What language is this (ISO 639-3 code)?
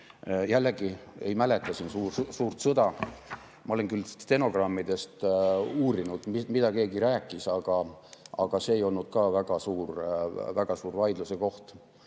est